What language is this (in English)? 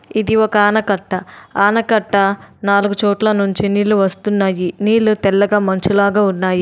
Telugu